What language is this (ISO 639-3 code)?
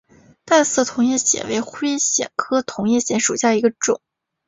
zho